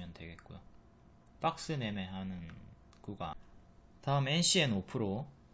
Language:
Korean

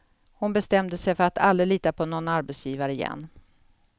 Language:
Swedish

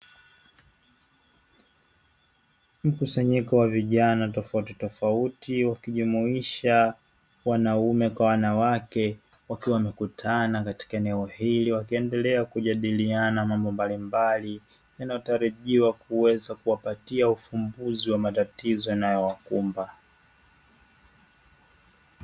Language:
Swahili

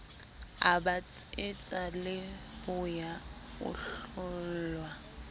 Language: Southern Sotho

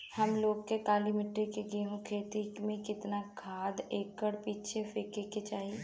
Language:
Bhojpuri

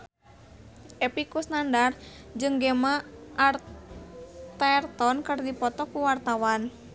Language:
Sundanese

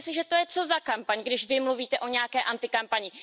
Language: Czech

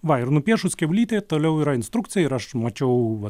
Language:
Lithuanian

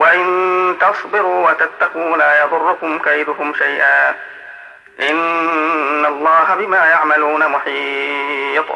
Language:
Arabic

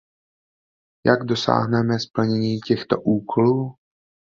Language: Czech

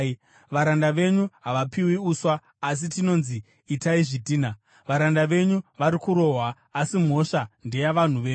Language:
Shona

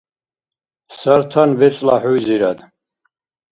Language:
Dargwa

